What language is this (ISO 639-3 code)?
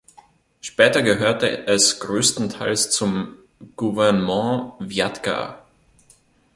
deu